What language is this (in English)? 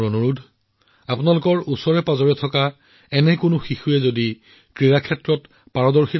Assamese